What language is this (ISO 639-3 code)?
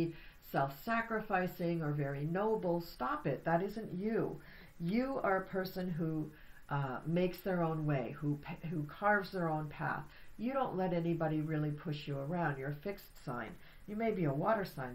eng